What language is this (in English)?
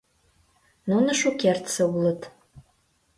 Mari